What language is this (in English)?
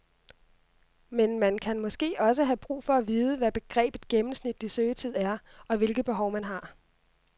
Danish